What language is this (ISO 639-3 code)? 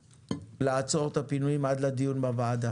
heb